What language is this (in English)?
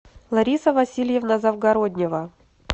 Russian